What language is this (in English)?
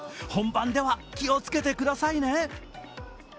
Japanese